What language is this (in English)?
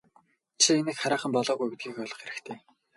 Mongolian